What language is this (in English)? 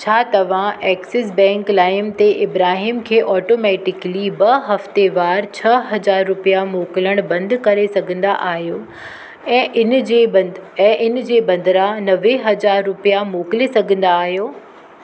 Sindhi